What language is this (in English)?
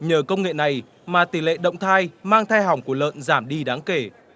Vietnamese